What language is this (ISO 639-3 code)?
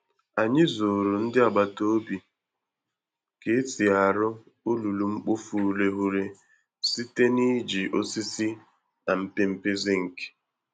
ibo